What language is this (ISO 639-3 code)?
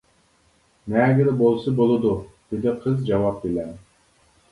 uig